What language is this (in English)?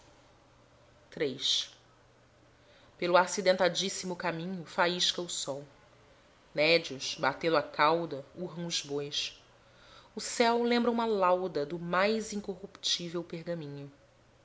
Portuguese